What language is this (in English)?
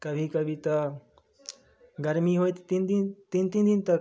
Maithili